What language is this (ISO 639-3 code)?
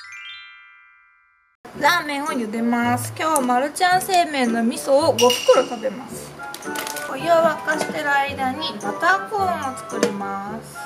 jpn